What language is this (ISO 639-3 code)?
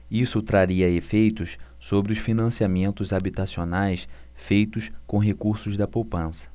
por